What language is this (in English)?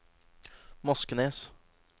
Norwegian